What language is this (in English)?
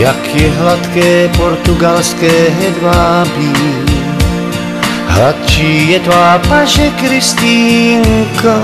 Czech